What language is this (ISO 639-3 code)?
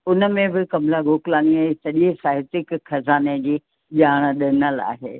snd